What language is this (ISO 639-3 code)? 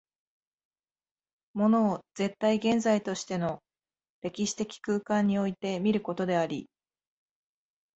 jpn